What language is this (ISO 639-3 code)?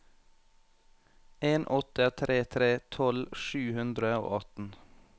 nor